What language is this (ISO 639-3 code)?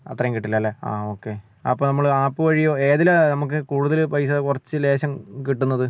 mal